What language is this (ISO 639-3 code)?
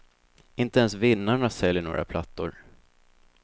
swe